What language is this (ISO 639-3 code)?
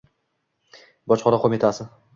uzb